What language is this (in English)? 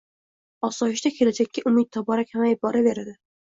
Uzbek